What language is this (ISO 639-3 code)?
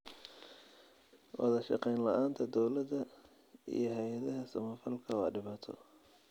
som